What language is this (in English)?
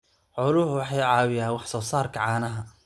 Somali